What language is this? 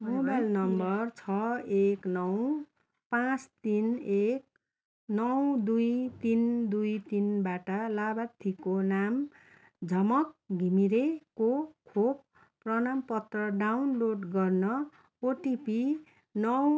Nepali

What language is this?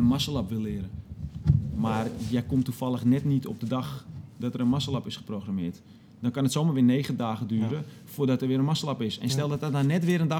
Dutch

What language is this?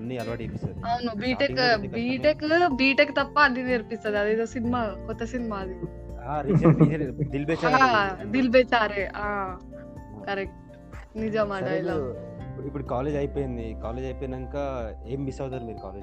Telugu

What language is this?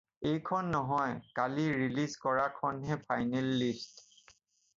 Assamese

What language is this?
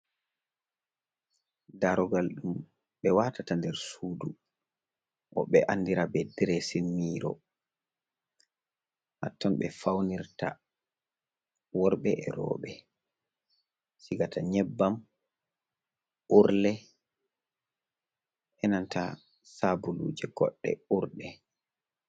Fula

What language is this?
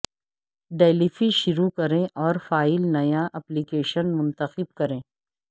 Urdu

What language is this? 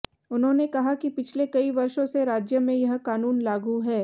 Hindi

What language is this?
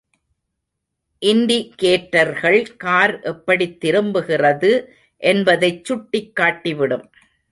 Tamil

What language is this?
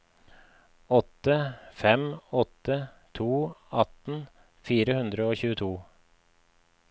Norwegian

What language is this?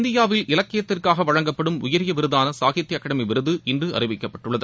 Tamil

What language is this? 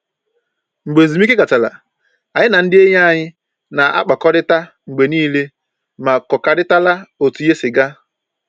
Igbo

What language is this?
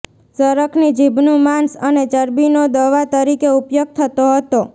Gujarati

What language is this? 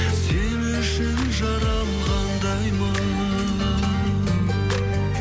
Kazakh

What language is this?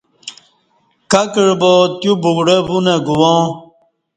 Kati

